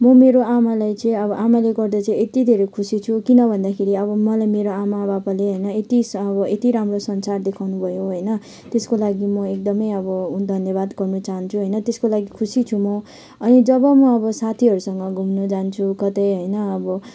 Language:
Nepali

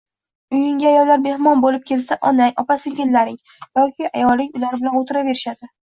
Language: Uzbek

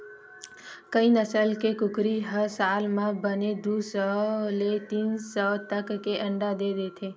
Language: Chhattisgarhi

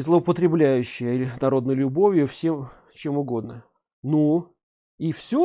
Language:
Russian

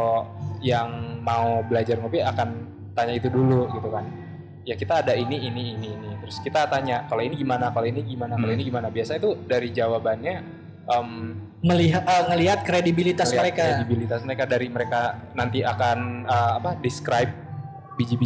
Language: Indonesian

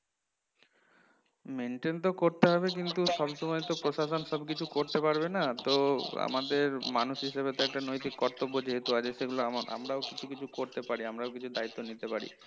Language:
Bangla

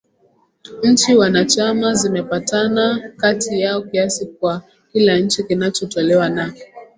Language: Swahili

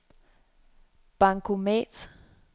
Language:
Danish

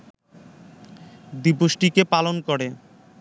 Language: Bangla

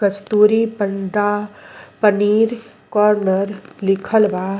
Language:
Bhojpuri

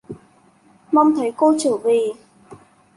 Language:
Vietnamese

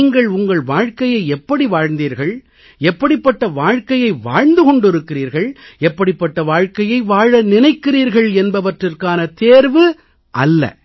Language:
Tamil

